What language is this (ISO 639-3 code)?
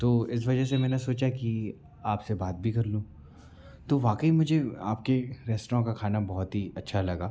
hin